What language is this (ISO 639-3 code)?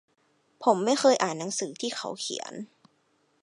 tha